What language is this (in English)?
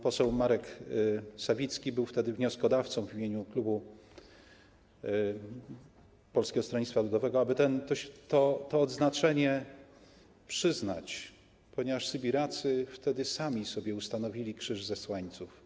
Polish